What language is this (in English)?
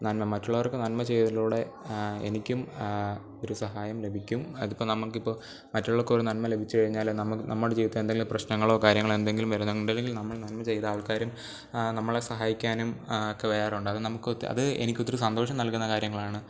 Malayalam